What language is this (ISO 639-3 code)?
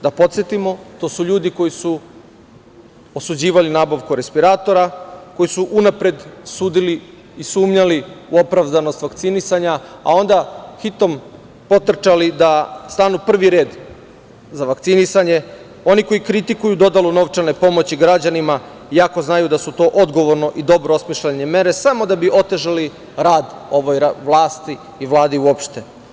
srp